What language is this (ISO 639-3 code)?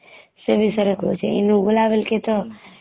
ori